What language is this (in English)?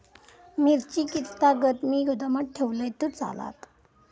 Marathi